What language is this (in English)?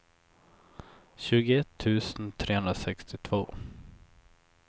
Swedish